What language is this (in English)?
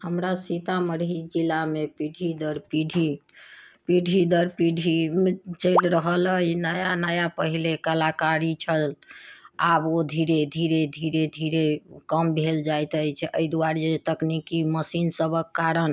Maithili